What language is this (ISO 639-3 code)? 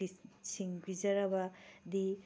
mni